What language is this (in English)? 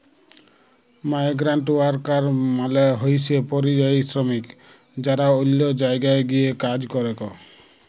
Bangla